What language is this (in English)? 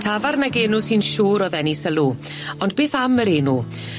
Welsh